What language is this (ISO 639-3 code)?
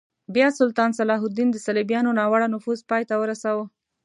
pus